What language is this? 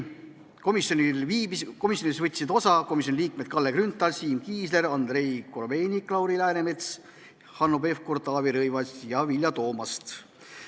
Estonian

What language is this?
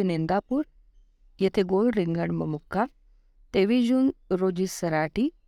Marathi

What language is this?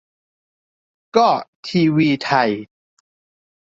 Thai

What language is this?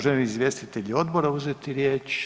Croatian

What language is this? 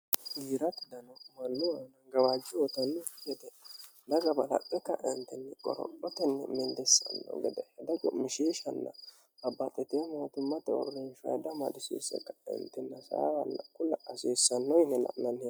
Sidamo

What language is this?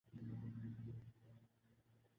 Urdu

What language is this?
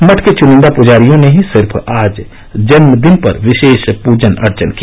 Hindi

